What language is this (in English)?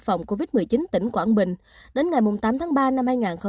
Vietnamese